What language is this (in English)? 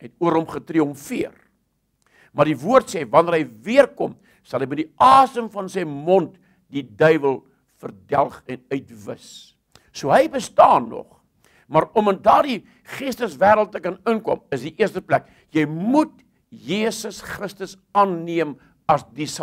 Dutch